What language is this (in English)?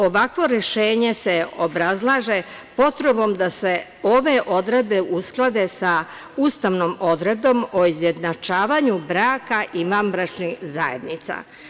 Serbian